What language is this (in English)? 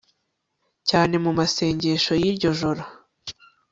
Kinyarwanda